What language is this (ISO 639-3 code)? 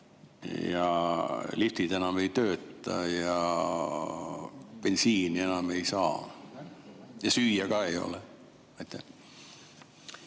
est